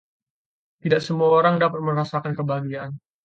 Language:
Indonesian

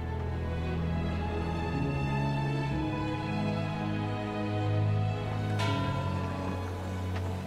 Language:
German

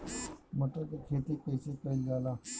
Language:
Bhojpuri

